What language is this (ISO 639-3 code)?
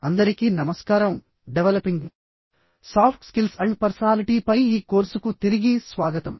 tel